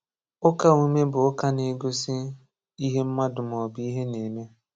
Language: Igbo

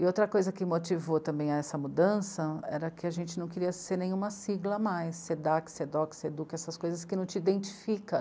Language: Portuguese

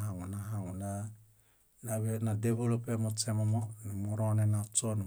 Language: Bayot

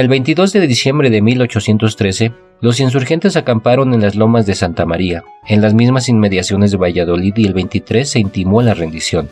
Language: Spanish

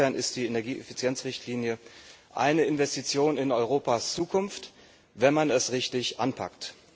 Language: German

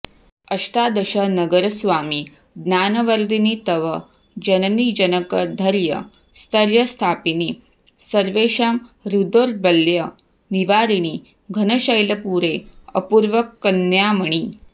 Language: Sanskrit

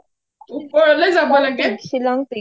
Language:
Assamese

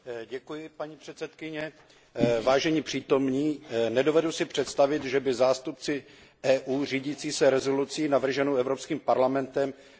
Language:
Czech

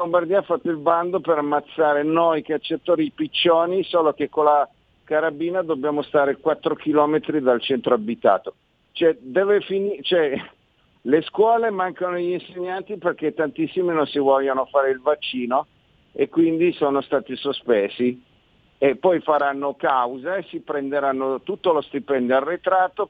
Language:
Italian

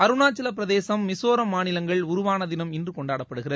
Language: Tamil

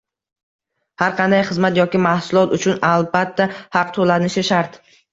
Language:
Uzbek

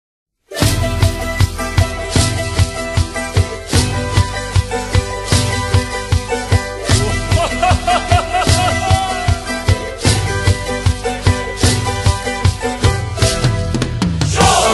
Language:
Romanian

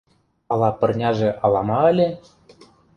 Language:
Mari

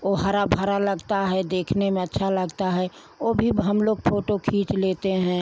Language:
Hindi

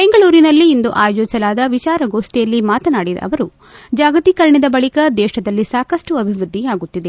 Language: Kannada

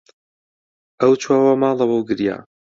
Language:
Central Kurdish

